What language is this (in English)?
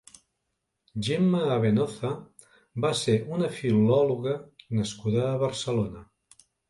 Catalan